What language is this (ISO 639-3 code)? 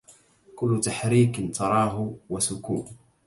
ara